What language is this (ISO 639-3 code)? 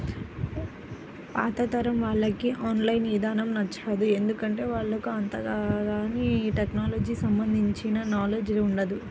tel